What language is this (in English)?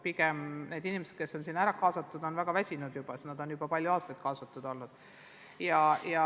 Estonian